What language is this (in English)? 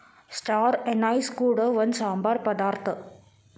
Kannada